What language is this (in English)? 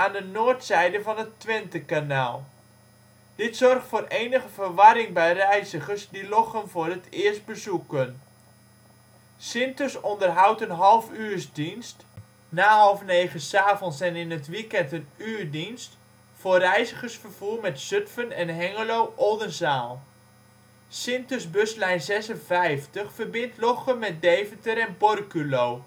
Dutch